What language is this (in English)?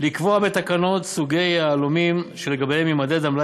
Hebrew